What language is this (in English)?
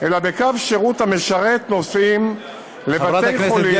Hebrew